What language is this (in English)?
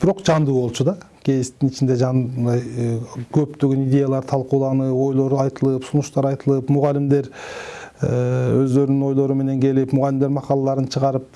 Turkish